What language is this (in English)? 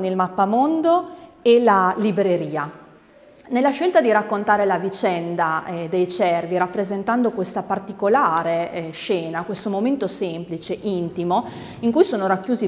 Italian